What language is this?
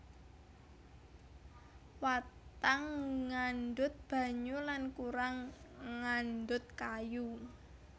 Javanese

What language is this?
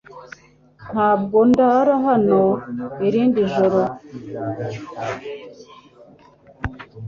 Kinyarwanda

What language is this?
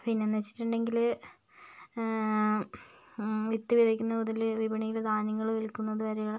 Malayalam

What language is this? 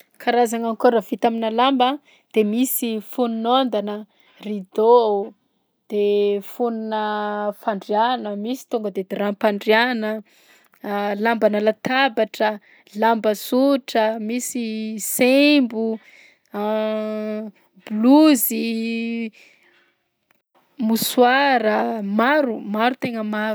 Southern Betsimisaraka Malagasy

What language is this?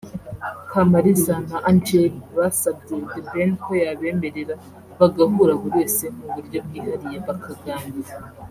Kinyarwanda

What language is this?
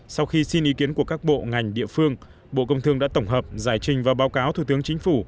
Vietnamese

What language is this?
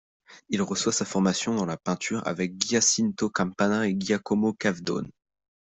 French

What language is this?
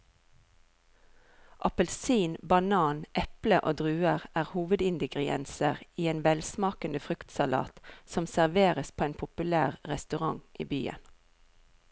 Norwegian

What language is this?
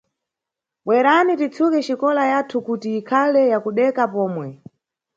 Nyungwe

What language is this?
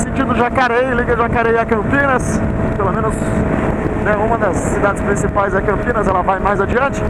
Portuguese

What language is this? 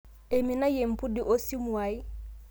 Masai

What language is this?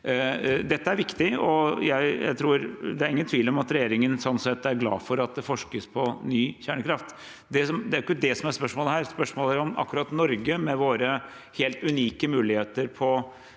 Norwegian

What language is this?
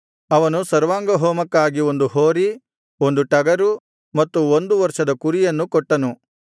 Kannada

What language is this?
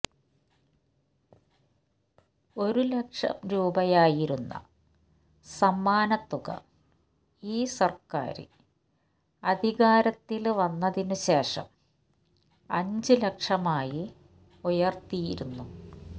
Malayalam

